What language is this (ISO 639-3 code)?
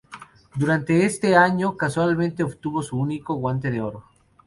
spa